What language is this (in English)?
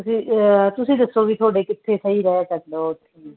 Punjabi